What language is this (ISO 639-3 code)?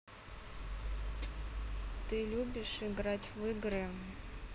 rus